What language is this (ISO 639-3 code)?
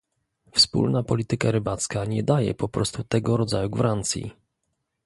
pol